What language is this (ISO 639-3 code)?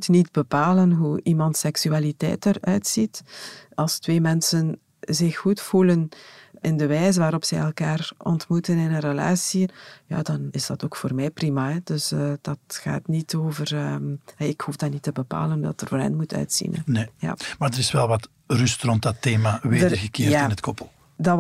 nld